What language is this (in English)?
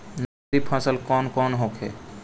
Bhojpuri